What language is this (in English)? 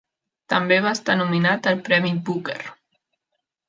Catalan